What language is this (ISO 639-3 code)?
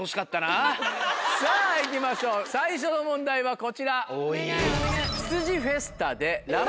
jpn